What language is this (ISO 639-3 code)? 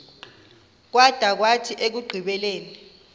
xho